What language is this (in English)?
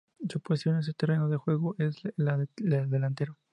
Spanish